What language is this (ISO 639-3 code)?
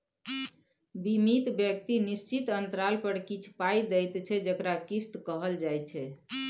mai